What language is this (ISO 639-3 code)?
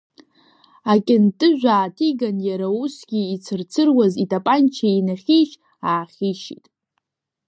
abk